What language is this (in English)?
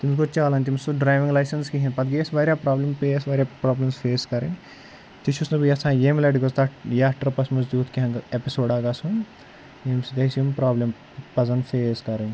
Kashmiri